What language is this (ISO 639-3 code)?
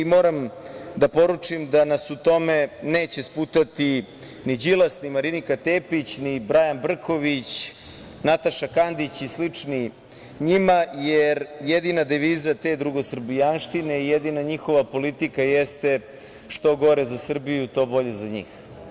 srp